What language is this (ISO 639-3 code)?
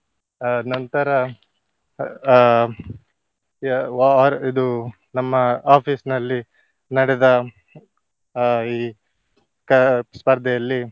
kan